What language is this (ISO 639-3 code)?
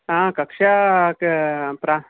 san